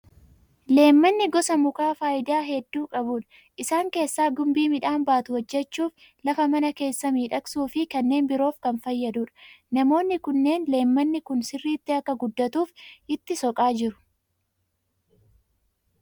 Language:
Oromo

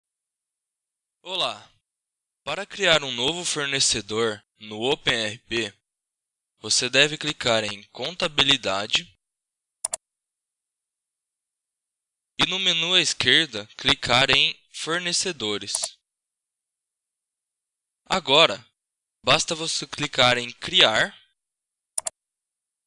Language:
Portuguese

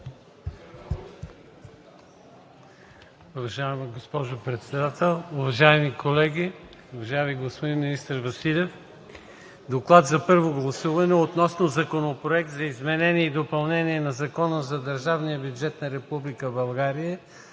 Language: Bulgarian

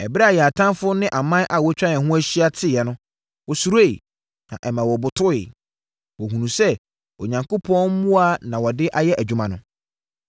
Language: Akan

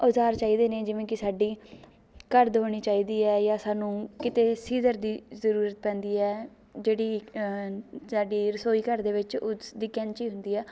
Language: Punjabi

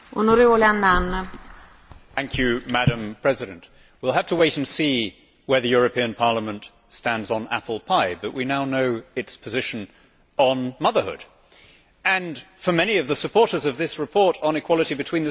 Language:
English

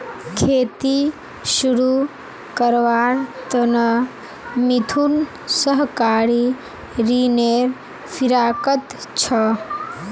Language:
Magahi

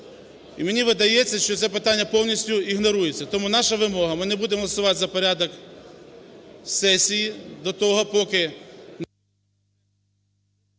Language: Ukrainian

